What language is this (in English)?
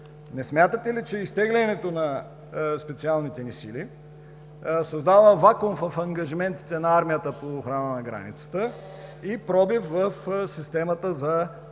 Bulgarian